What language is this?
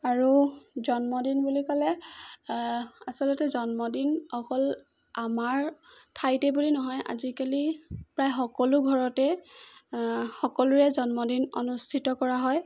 Assamese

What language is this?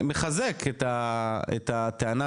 Hebrew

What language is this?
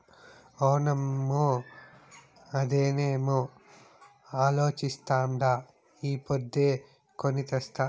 Telugu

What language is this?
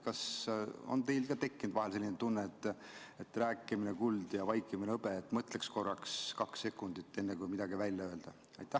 Estonian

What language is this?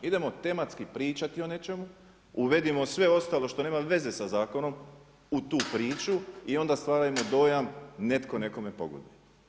Croatian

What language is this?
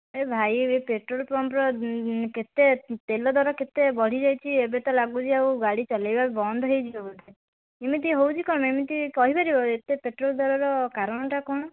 Odia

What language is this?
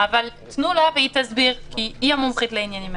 Hebrew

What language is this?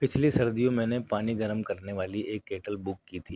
Urdu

